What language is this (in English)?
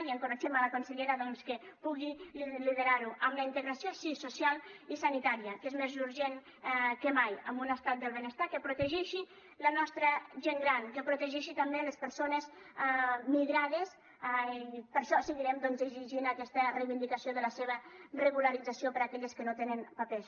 Catalan